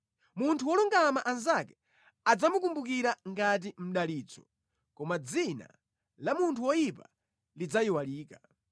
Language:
Nyanja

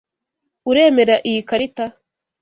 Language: Kinyarwanda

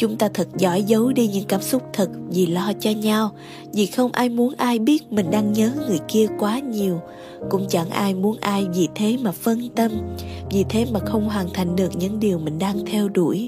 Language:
Vietnamese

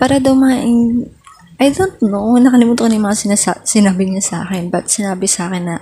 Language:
Filipino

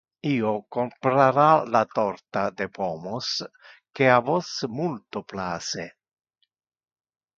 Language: Interlingua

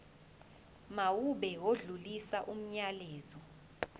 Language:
Zulu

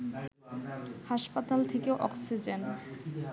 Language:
Bangla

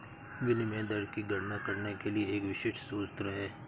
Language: Hindi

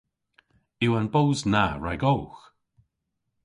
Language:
Cornish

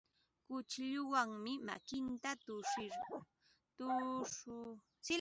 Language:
Ambo-Pasco Quechua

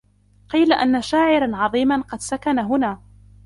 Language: Arabic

